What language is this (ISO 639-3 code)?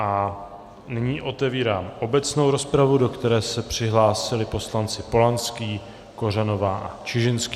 ces